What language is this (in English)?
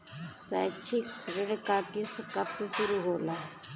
Bhojpuri